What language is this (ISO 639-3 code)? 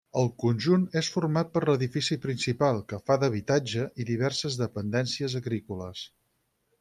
cat